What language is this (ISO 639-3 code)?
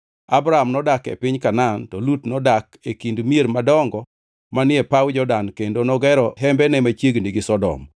luo